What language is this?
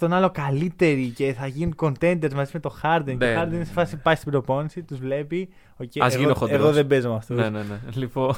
Greek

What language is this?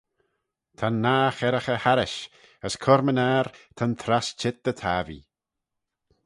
Manx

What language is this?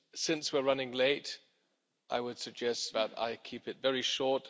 English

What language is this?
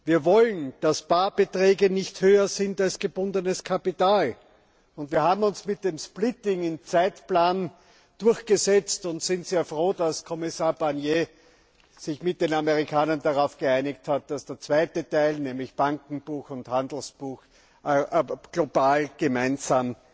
German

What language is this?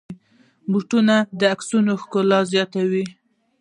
Pashto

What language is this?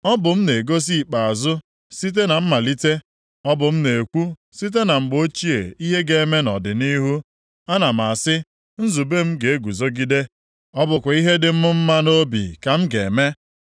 Igbo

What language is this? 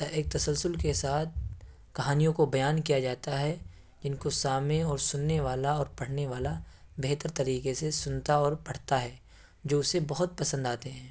Urdu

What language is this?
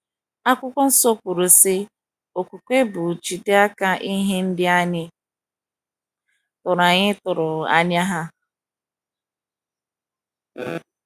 Igbo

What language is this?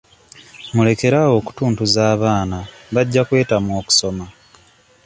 Ganda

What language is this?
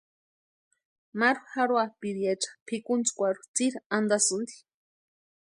Western Highland Purepecha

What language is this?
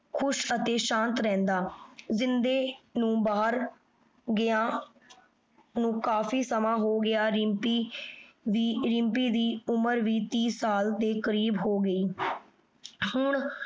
Punjabi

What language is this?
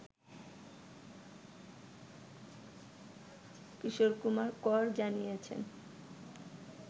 Bangla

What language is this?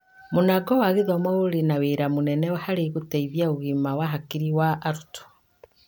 Kikuyu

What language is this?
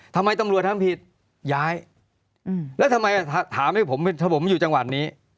Thai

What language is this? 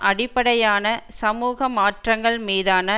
Tamil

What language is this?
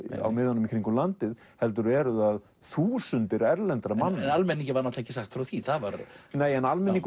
Icelandic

